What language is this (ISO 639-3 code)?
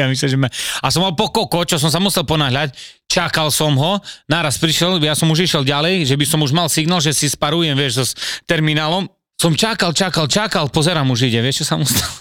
slk